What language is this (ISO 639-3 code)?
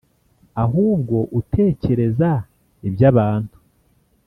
kin